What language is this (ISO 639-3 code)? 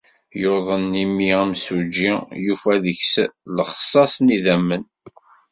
kab